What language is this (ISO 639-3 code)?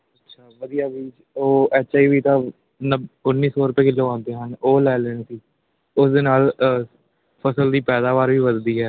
pan